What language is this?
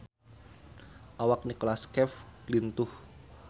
Sundanese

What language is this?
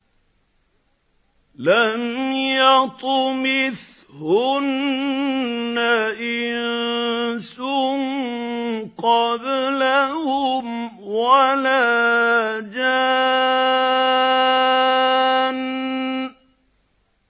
Arabic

